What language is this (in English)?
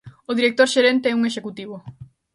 Galician